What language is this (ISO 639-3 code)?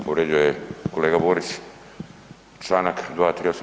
hrv